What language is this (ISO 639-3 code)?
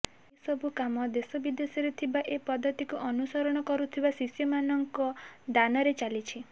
ori